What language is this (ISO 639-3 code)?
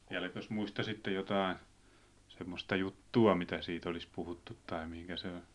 fin